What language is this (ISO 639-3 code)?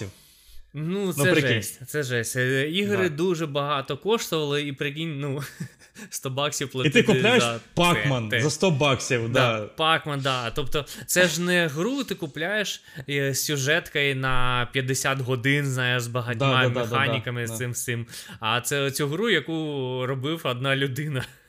ukr